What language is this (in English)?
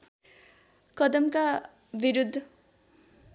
Nepali